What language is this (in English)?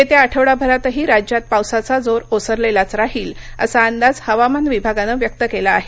Marathi